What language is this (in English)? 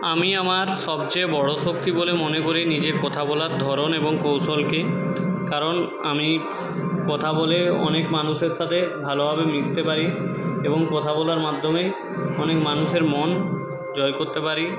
Bangla